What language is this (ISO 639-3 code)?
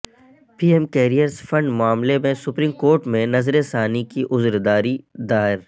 urd